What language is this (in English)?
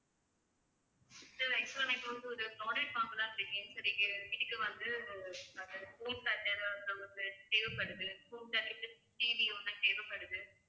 Tamil